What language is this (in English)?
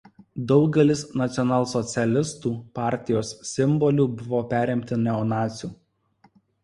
Lithuanian